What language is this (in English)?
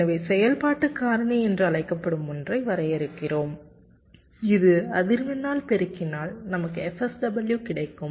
Tamil